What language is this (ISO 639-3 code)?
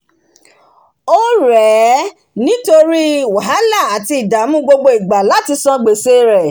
yor